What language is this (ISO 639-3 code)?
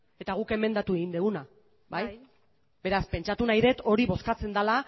eus